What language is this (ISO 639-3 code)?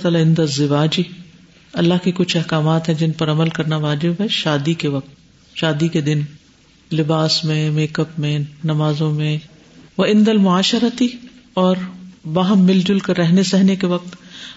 urd